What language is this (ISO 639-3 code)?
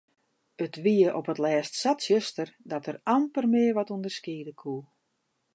fry